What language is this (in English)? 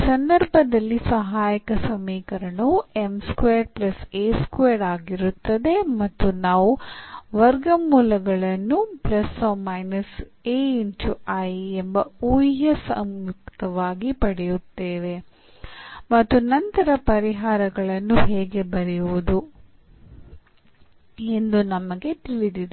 Kannada